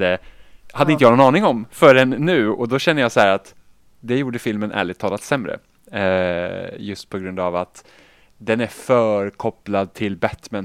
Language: Swedish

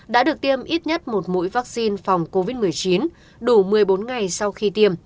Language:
Vietnamese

